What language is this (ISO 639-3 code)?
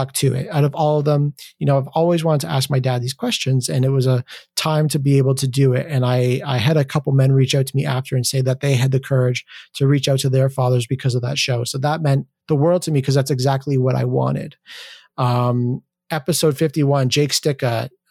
eng